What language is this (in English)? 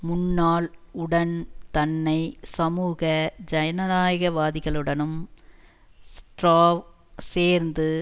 Tamil